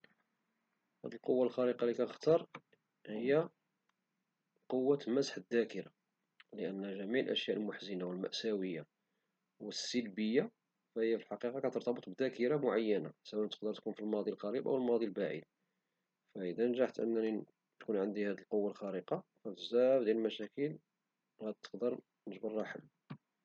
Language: Moroccan Arabic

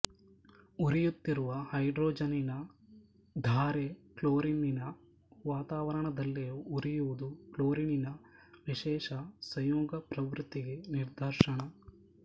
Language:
Kannada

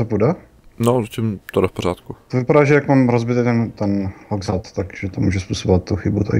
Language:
Czech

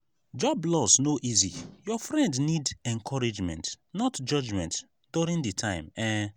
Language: Nigerian Pidgin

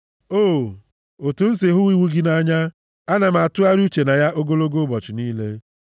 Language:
Igbo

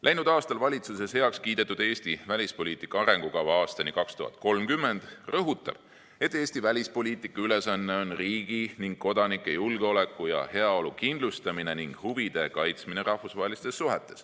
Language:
Estonian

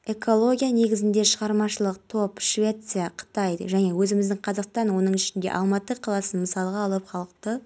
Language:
Kazakh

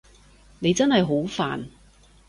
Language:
Cantonese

